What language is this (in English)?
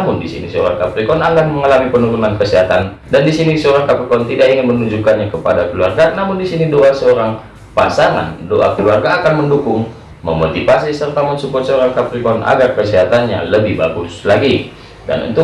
Indonesian